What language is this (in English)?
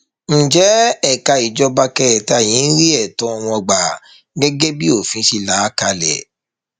Yoruba